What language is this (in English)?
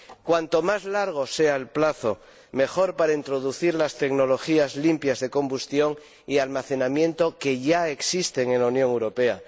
Spanish